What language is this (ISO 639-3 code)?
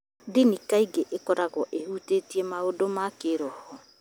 kik